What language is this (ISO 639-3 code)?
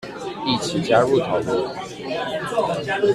zho